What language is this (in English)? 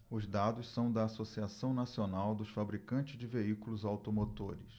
Portuguese